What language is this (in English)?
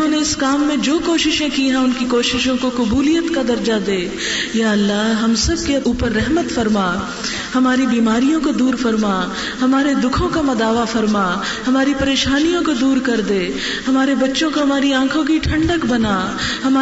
Urdu